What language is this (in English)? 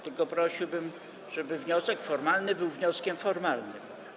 Polish